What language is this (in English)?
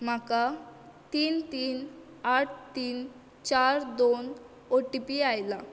Konkani